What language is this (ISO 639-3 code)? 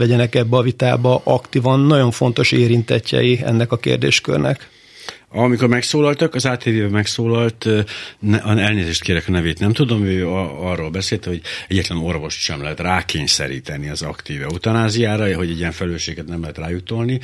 hun